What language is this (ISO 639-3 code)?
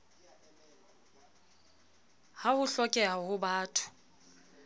sot